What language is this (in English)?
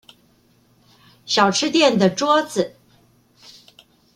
Chinese